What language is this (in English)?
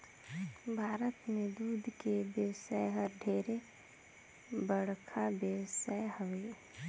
Chhattisgarhi